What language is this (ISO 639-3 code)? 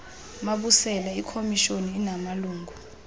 xho